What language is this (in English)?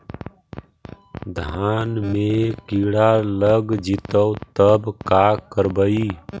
Magahi